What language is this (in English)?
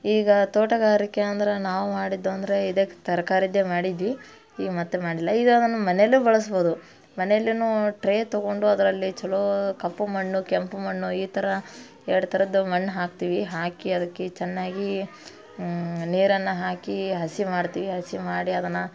Kannada